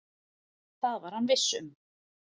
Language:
Icelandic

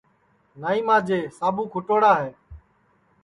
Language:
Sansi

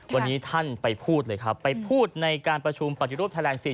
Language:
Thai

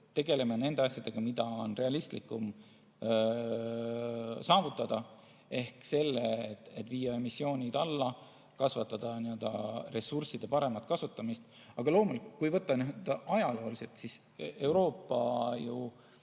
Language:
Estonian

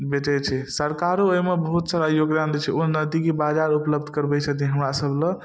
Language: Maithili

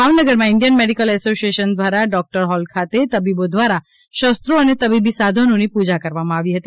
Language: Gujarati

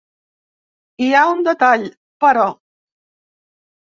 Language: Catalan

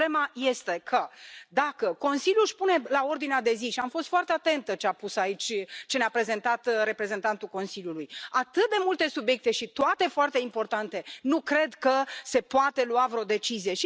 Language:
Romanian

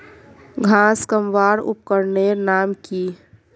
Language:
Magahi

